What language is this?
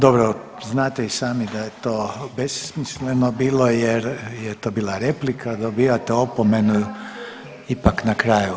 Croatian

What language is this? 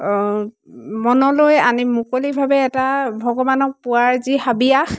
Assamese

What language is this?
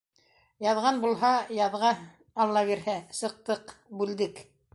Bashkir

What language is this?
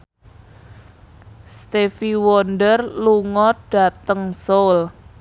Javanese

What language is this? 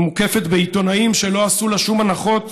Hebrew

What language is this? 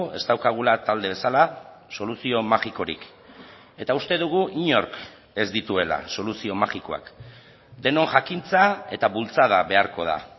Basque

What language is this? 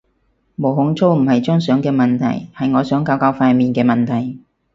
Cantonese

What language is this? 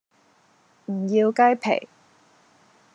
Cantonese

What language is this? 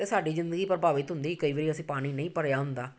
Punjabi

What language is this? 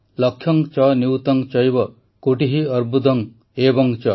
Odia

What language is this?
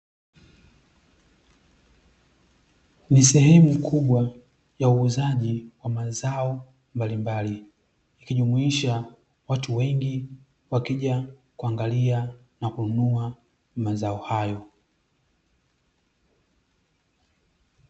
Swahili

